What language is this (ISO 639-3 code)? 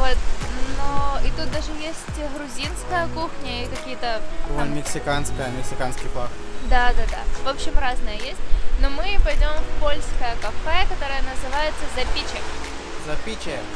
rus